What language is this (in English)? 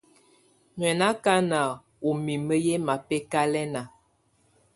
Tunen